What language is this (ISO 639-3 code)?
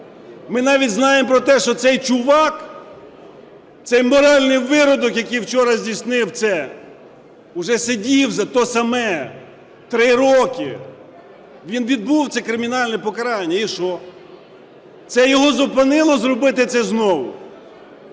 ukr